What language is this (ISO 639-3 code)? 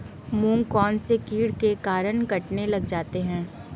hin